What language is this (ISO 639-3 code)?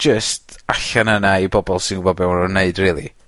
cym